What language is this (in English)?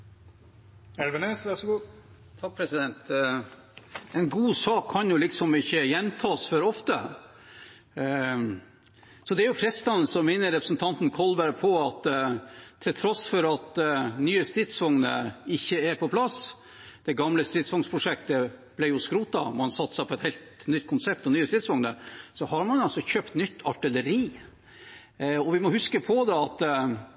Norwegian